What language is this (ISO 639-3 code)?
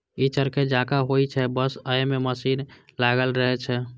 mai